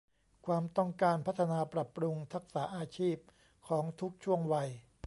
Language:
Thai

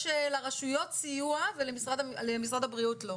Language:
Hebrew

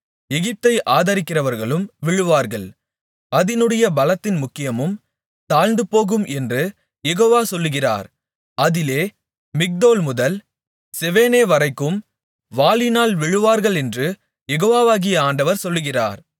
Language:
Tamil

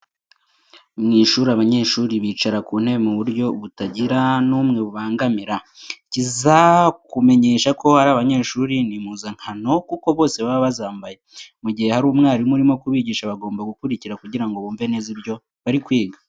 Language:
Kinyarwanda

